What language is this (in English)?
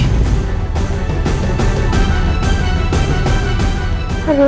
Indonesian